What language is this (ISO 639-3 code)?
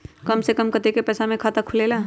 mag